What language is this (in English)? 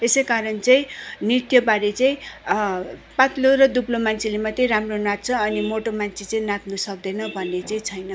Nepali